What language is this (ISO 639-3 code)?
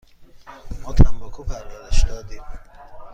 fas